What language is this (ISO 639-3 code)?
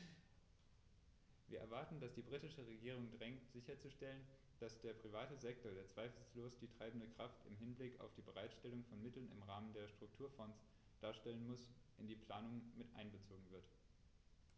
deu